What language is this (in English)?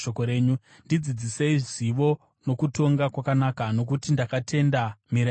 Shona